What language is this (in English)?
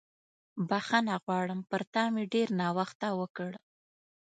Pashto